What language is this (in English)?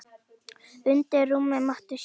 Icelandic